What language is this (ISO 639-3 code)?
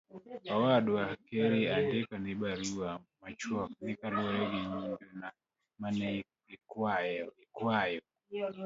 luo